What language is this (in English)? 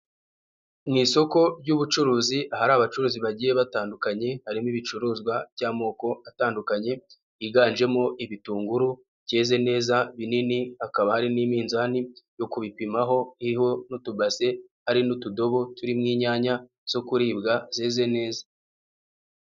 Kinyarwanda